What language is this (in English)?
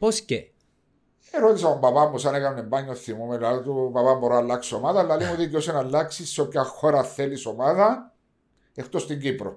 Greek